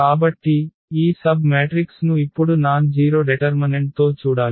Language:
Telugu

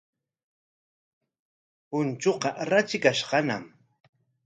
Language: Corongo Ancash Quechua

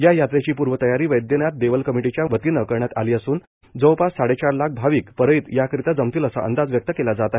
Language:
Marathi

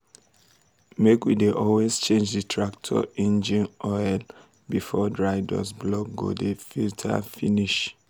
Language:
Nigerian Pidgin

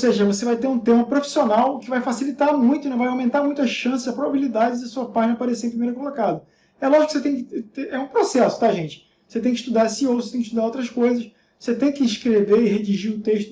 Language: Portuguese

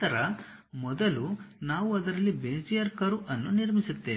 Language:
Kannada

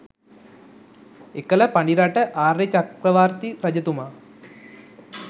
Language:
Sinhala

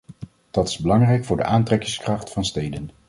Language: Dutch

